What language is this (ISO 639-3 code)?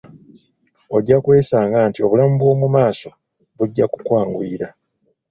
lug